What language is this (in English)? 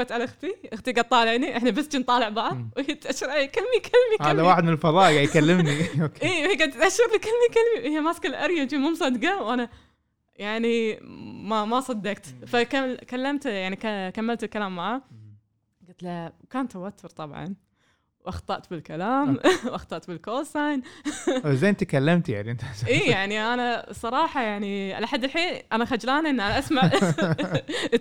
Arabic